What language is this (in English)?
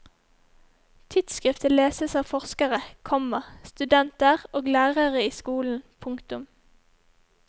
Norwegian